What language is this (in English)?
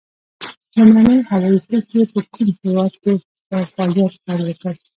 Pashto